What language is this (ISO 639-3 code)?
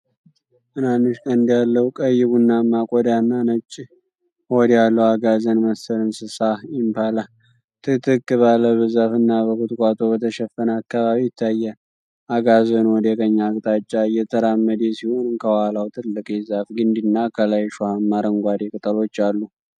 amh